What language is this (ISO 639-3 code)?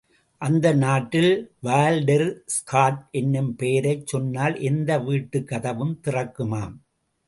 tam